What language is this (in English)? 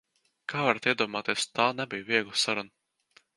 Latvian